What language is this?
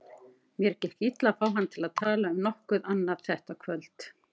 Icelandic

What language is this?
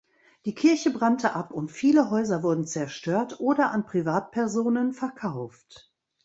German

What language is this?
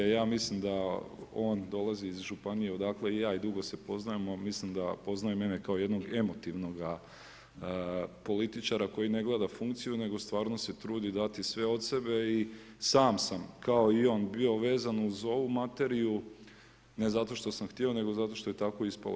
Croatian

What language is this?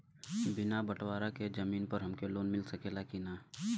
Bhojpuri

